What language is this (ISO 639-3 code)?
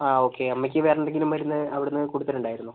mal